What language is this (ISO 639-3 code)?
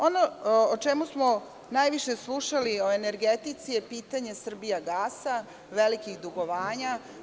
srp